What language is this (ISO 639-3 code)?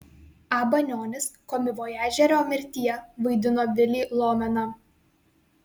lit